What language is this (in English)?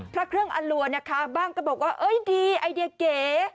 Thai